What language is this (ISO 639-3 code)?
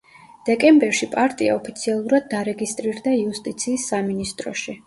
kat